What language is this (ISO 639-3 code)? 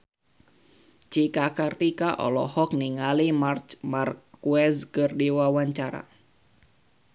sun